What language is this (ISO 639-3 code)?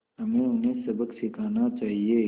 hin